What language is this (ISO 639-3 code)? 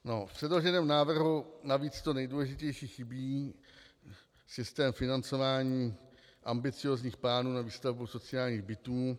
ces